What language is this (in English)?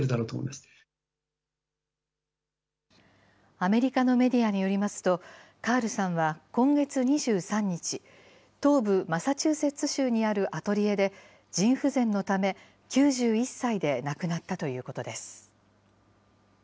Japanese